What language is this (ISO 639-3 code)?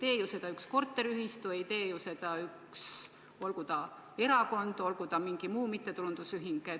est